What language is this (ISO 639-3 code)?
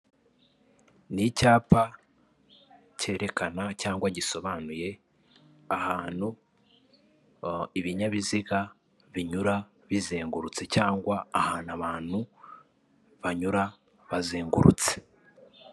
kin